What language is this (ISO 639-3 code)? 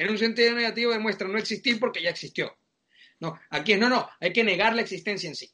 spa